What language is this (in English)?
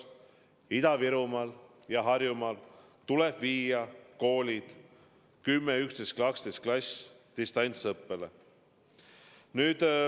Estonian